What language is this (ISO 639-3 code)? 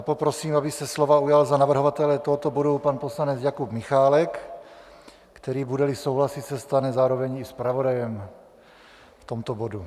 ces